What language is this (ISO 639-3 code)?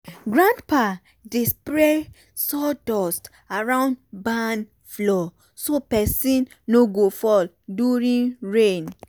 pcm